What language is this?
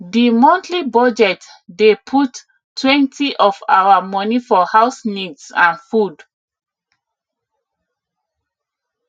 Nigerian Pidgin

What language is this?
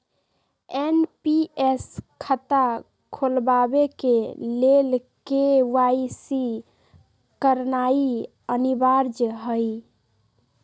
Magahi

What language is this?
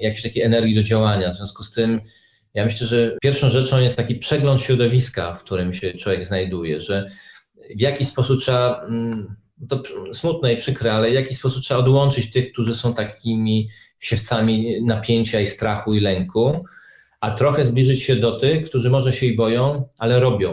Polish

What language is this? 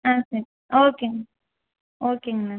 Tamil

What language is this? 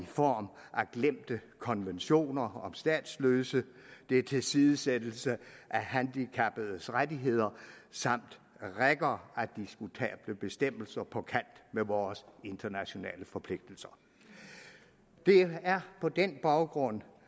Danish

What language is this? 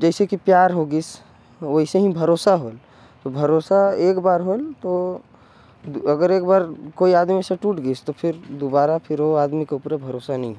Korwa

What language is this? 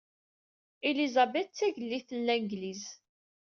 Kabyle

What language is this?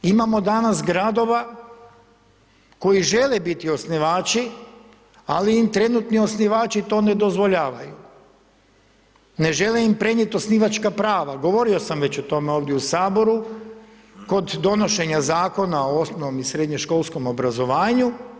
Croatian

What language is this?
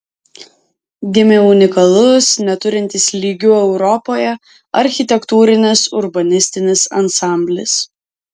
Lithuanian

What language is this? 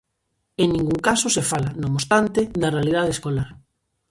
Galician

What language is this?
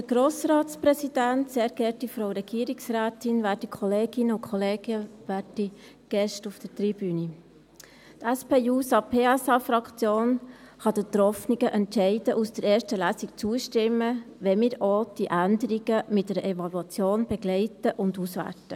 Swiss German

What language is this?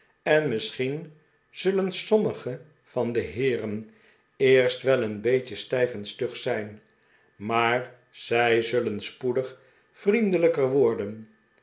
Dutch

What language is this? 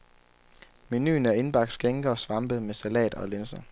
Danish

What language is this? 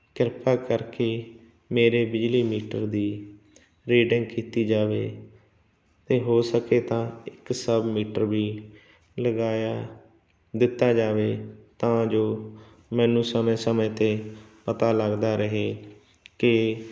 Punjabi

